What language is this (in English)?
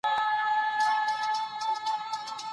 Pashto